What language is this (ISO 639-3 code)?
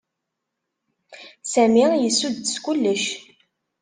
kab